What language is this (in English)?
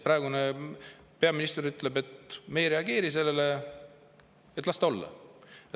Estonian